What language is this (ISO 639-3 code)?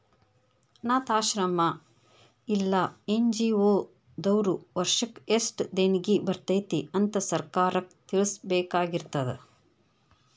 kan